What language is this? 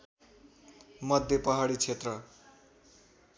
Nepali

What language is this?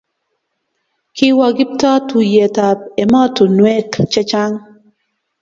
Kalenjin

